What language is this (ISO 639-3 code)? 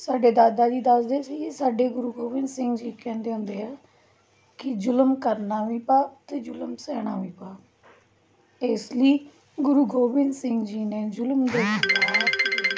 pan